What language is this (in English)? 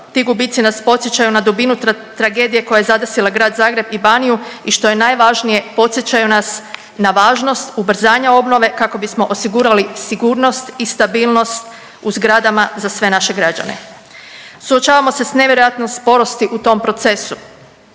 Croatian